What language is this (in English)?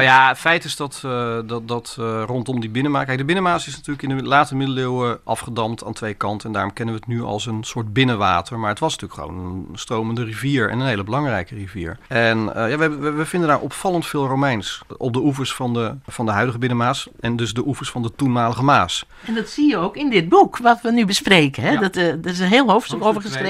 Dutch